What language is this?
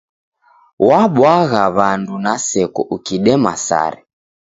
Taita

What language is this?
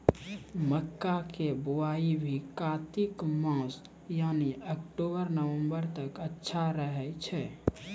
Maithili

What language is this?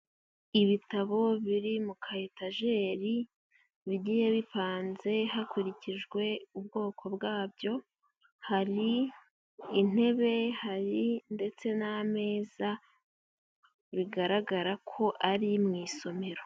Kinyarwanda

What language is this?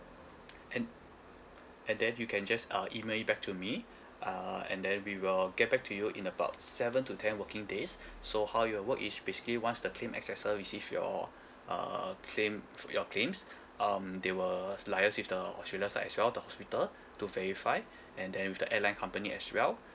English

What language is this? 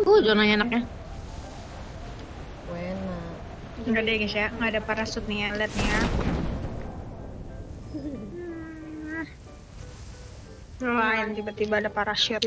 Indonesian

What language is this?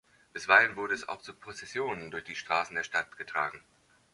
German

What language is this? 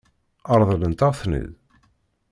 Kabyle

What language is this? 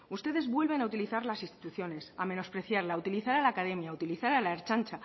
Spanish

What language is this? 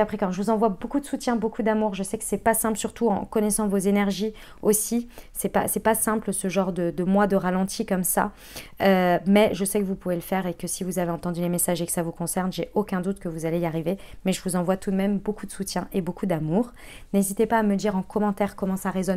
French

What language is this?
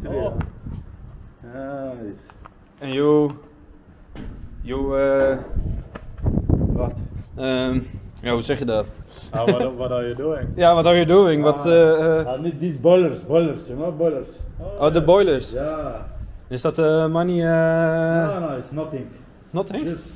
Dutch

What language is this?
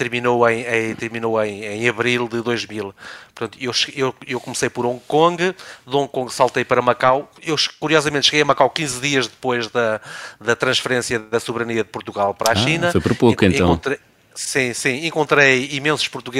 Portuguese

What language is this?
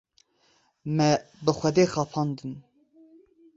Kurdish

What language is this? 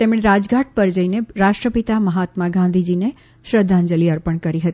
Gujarati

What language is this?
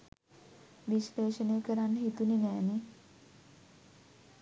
Sinhala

